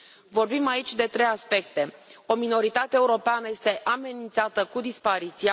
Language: Romanian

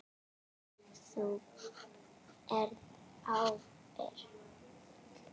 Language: Icelandic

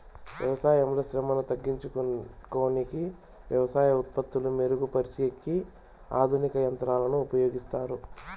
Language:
Telugu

